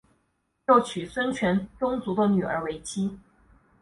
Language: Chinese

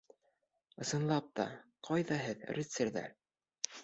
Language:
Bashkir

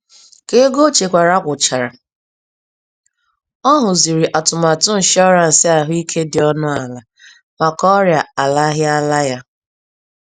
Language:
Igbo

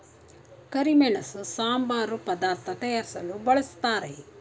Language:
Kannada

